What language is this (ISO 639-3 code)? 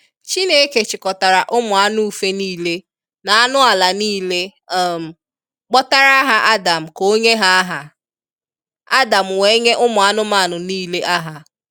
ibo